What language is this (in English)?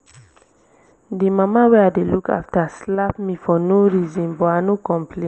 Nigerian Pidgin